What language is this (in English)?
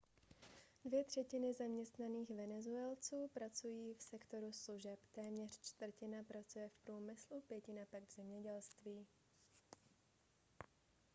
Czech